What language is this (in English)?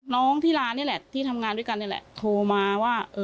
Thai